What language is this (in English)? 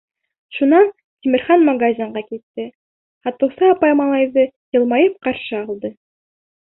Bashkir